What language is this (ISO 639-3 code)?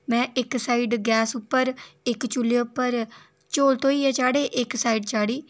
doi